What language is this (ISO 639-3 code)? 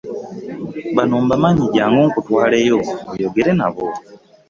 lug